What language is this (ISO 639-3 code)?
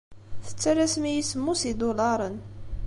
kab